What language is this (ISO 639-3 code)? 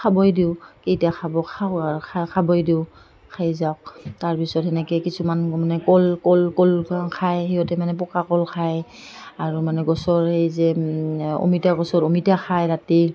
asm